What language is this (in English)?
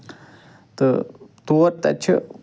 Kashmiri